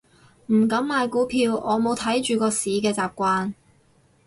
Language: Cantonese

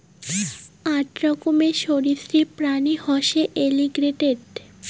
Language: Bangla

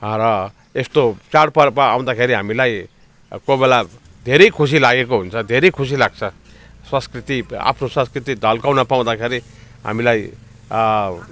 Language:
Nepali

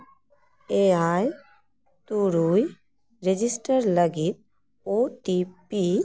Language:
Santali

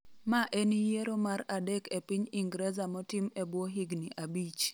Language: Luo (Kenya and Tanzania)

